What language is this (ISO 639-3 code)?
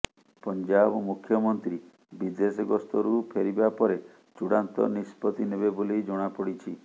ori